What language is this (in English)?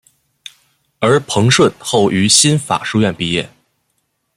Chinese